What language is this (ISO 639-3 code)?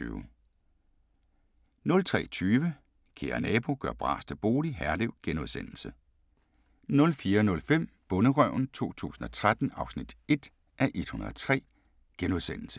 dan